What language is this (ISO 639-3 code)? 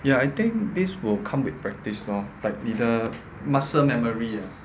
eng